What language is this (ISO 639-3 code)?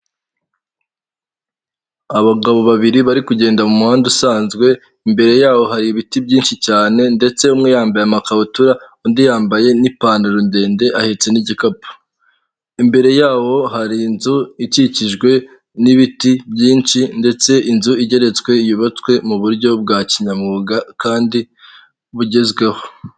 kin